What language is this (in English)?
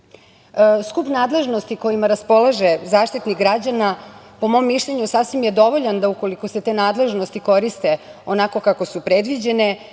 Serbian